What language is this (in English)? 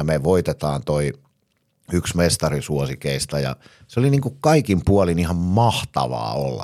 Finnish